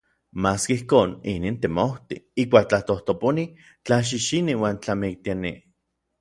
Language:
Orizaba Nahuatl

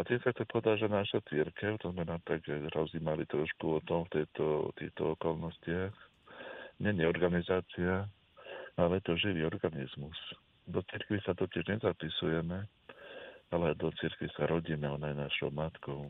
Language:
Slovak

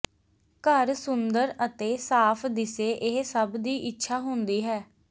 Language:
Punjabi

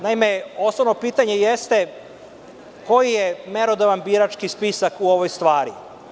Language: Serbian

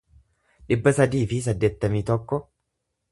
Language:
Oromo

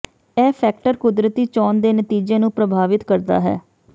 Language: Punjabi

